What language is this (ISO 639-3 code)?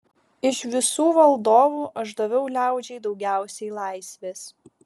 lit